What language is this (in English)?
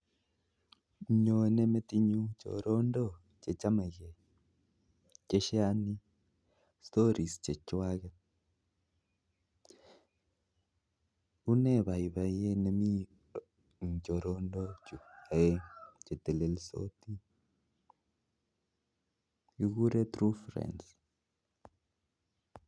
Kalenjin